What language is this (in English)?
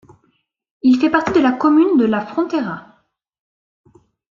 French